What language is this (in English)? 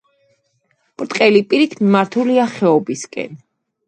Georgian